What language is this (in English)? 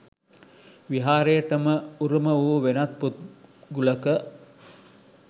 Sinhala